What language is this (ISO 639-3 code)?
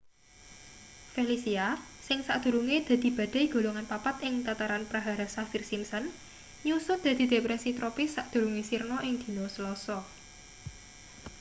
jav